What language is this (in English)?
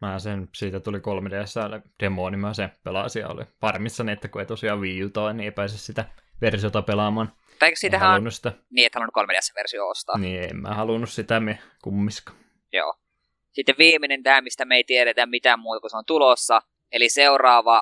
Finnish